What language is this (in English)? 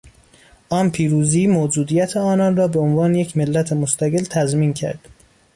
Persian